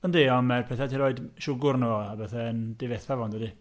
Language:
Welsh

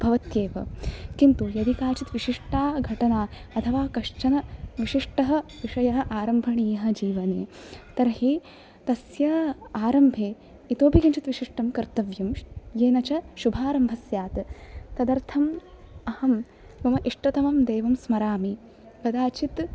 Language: Sanskrit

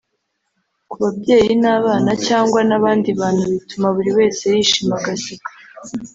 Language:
Kinyarwanda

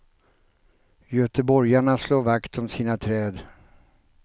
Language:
Swedish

